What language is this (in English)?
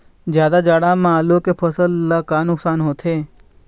Chhattisgarhi